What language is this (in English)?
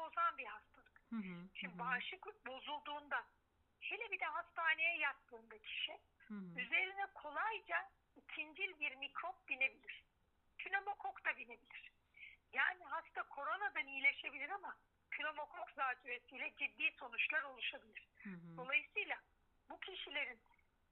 Turkish